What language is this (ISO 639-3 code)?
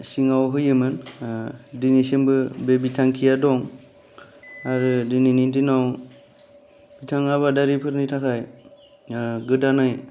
brx